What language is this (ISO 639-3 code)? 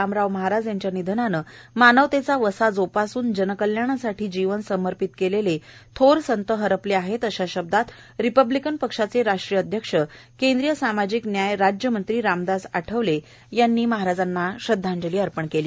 mar